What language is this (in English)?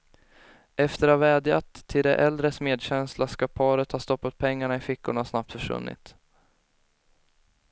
Swedish